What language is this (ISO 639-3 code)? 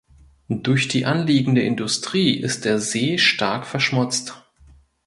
deu